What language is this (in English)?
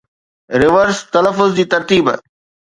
Sindhi